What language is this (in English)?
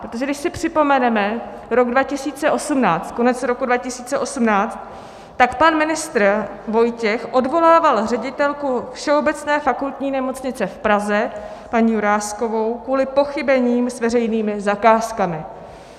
Czech